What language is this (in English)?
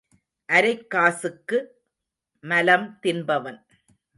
Tamil